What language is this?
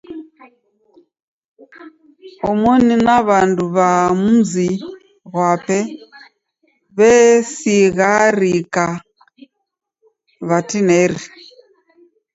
Taita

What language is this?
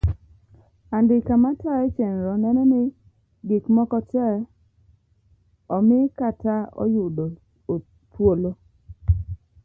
Luo (Kenya and Tanzania)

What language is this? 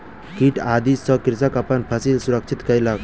Maithili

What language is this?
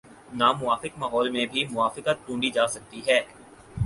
Urdu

